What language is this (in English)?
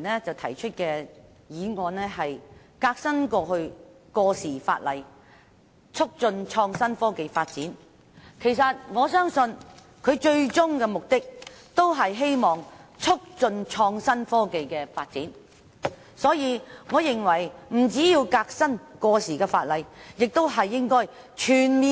Cantonese